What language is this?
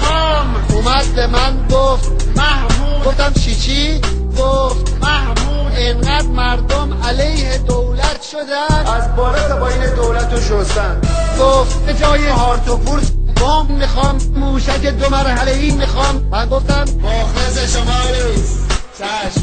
Persian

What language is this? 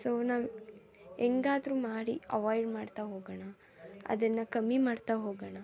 Kannada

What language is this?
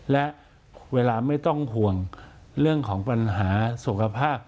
Thai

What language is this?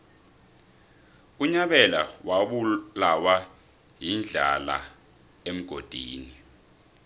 South Ndebele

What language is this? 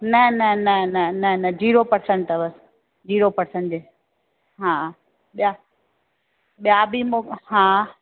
Sindhi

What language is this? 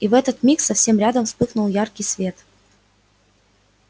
Russian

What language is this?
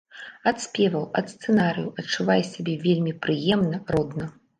Belarusian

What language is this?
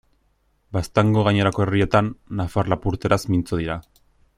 Basque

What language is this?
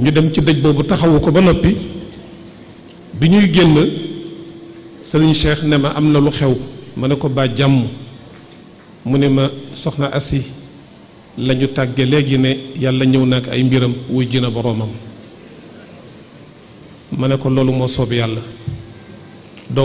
Arabic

